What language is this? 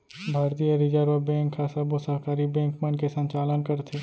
Chhattisgarhi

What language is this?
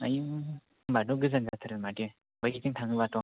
Bodo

